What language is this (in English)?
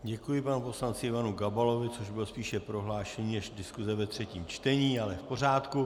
Czech